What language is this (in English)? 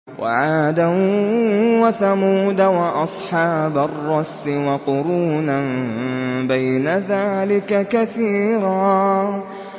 Arabic